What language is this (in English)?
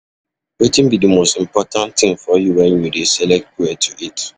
Nigerian Pidgin